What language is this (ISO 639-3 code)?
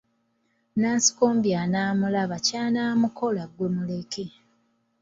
lug